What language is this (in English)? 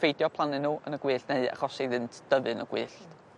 Welsh